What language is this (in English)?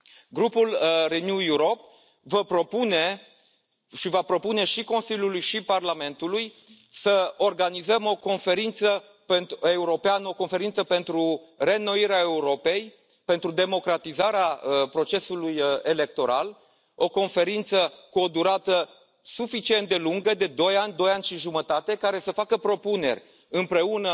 Romanian